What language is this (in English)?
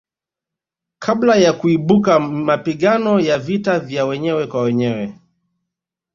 Swahili